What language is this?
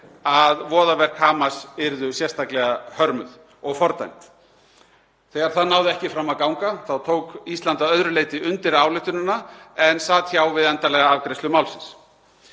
Icelandic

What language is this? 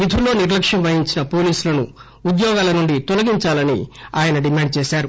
Telugu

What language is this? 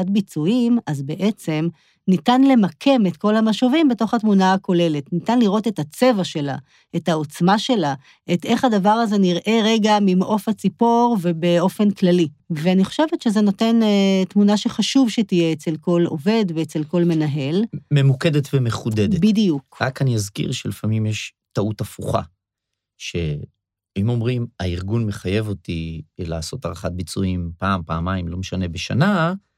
Hebrew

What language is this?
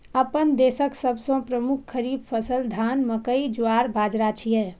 Maithili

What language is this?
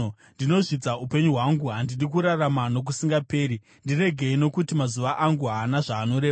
Shona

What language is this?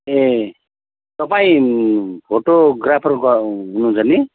Nepali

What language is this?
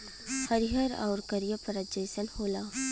Bhojpuri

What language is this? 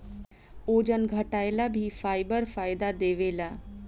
Bhojpuri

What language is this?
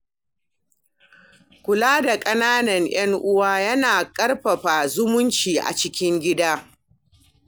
Hausa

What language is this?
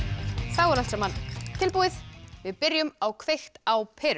Icelandic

